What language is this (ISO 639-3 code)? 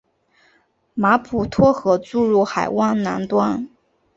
zho